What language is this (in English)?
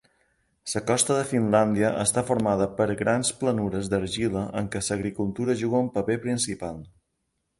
Catalan